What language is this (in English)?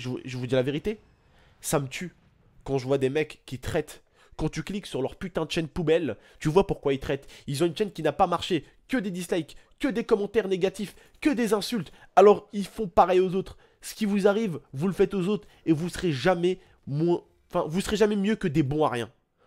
French